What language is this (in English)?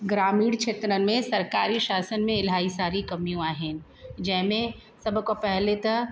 Sindhi